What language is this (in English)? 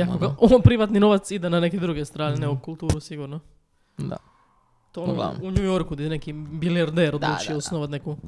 Croatian